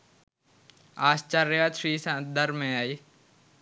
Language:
Sinhala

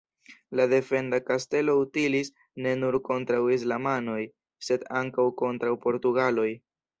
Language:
Esperanto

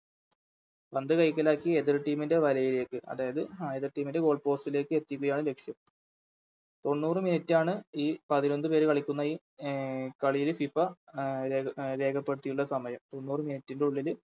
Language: Malayalam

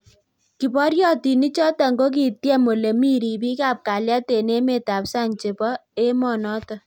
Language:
Kalenjin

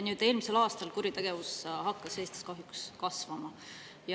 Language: Estonian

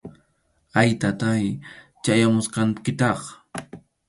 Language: Arequipa-La Unión Quechua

